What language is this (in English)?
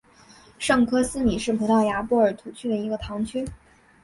Chinese